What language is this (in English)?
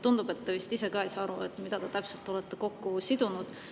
Estonian